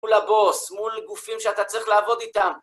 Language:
Hebrew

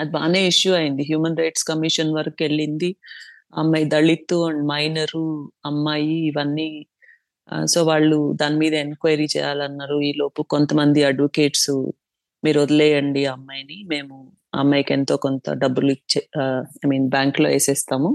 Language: Telugu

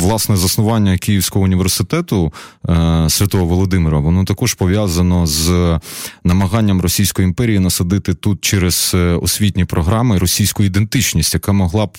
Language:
Ukrainian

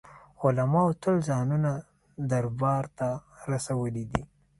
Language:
Pashto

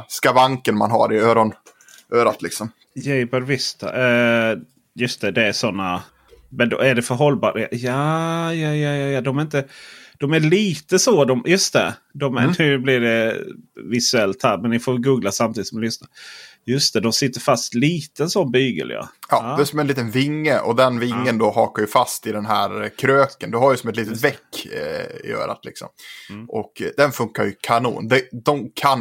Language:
Swedish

